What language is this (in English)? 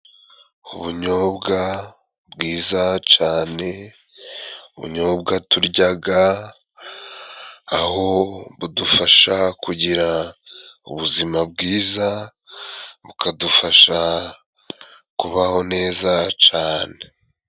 Kinyarwanda